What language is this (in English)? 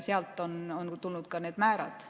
Estonian